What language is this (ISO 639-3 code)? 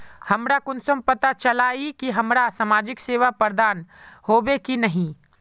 mag